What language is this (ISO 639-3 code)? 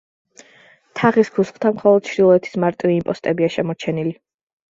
kat